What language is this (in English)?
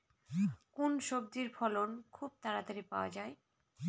Bangla